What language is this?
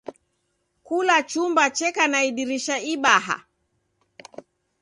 Taita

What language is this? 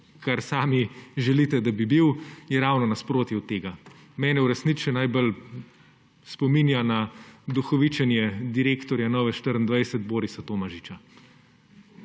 Slovenian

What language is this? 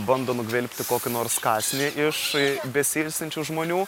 Lithuanian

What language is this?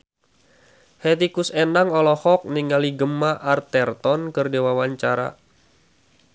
Sundanese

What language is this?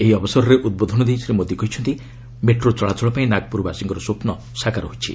Odia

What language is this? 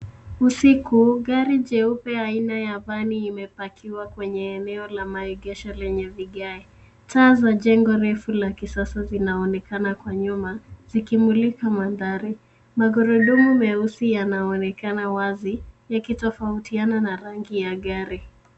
Swahili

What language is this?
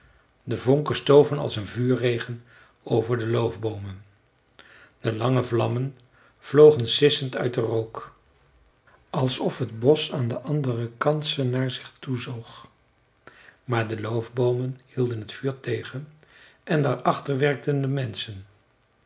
Dutch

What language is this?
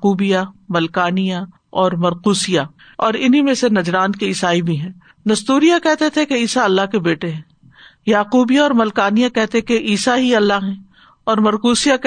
Urdu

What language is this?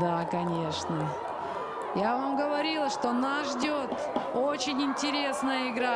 Russian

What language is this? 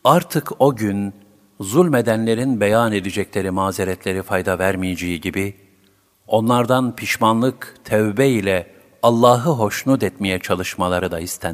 Turkish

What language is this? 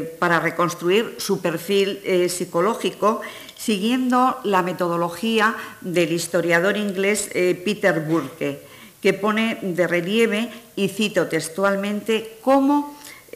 Spanish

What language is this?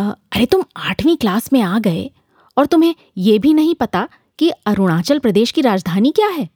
Hindi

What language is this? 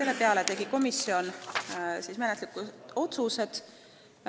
Estonian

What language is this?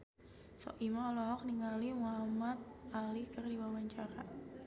Sundanese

